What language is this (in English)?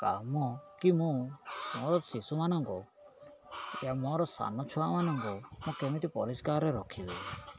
Odia